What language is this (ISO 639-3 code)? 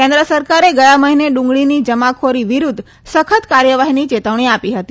guj